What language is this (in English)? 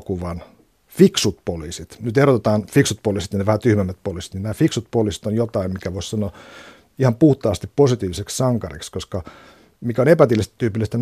Finnish